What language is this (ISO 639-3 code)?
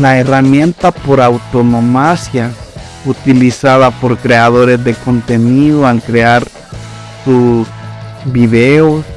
spa